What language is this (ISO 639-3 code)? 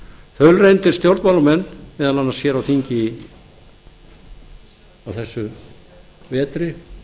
isl